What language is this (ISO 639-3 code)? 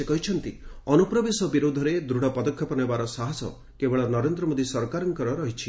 ori